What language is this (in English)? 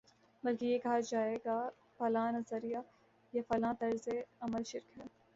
Urdu